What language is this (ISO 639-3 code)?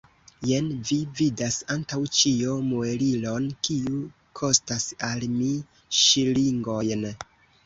epo